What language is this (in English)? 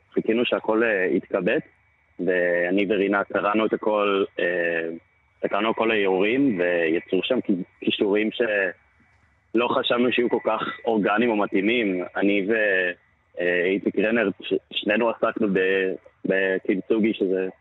Hebrew